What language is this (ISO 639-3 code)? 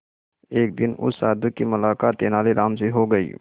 hin